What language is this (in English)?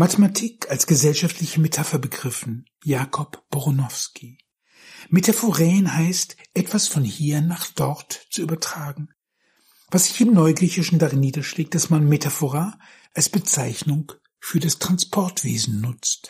German